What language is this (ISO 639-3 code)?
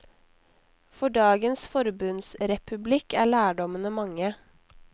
nor